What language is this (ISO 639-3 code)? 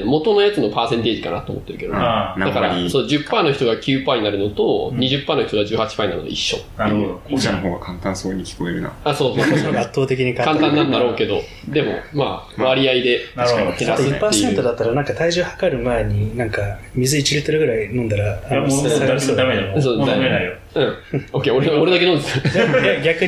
jpn